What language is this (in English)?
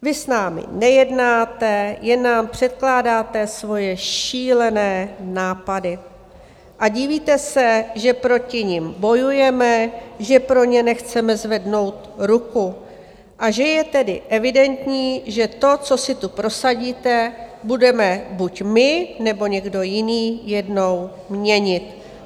Czech